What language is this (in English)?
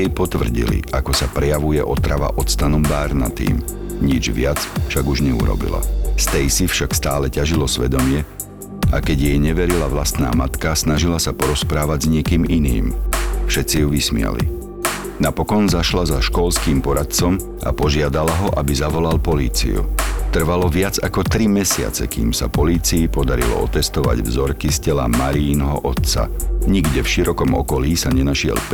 Slovak